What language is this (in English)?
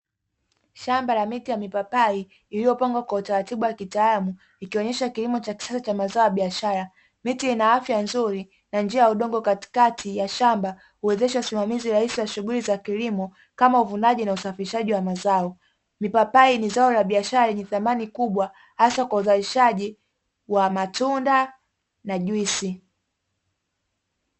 Swahili